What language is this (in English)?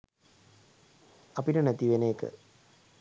Sinhala